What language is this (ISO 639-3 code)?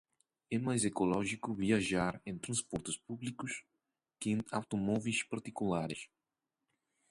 por